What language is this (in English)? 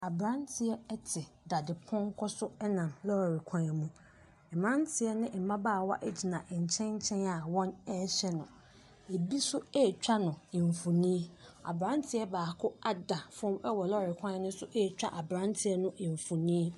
Akan